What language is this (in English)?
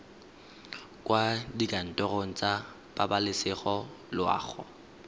Tswana